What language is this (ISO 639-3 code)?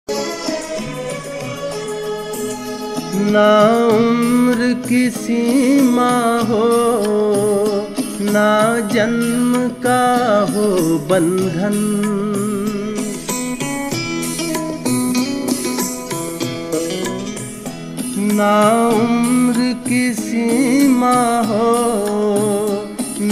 hin